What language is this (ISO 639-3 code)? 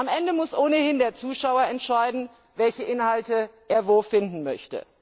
deu